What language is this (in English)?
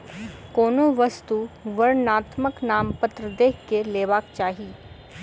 Maithili